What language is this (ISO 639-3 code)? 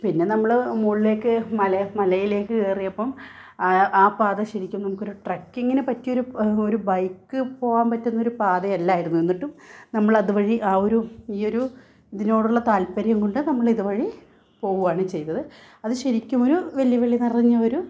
mal